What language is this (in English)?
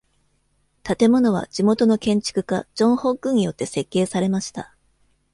Japanese